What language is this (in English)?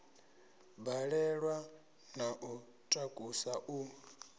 Venda